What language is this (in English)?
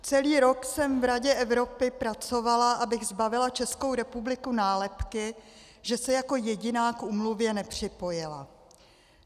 Czech